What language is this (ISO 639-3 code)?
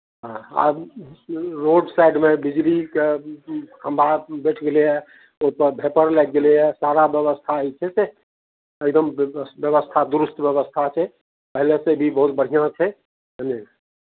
mai